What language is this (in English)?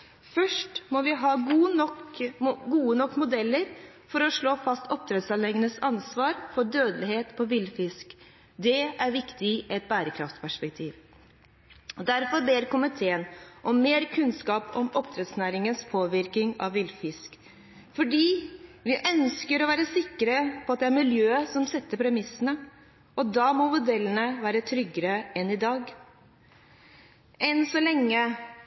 Norwegian Bokmål